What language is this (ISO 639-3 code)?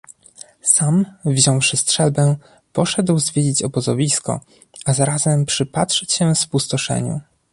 pol